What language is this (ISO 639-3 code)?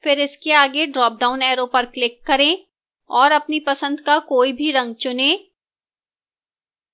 hin